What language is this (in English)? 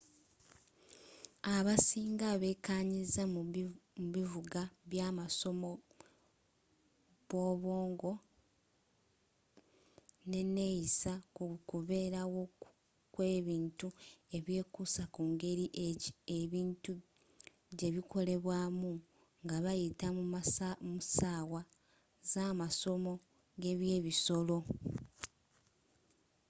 Ganda